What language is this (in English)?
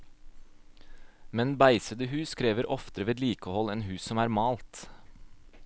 Norwegian